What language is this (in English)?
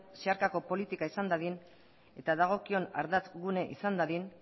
Basque